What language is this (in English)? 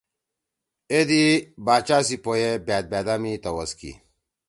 Torwali